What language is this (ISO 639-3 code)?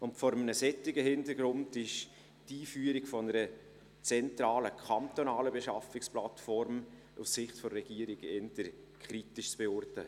gsw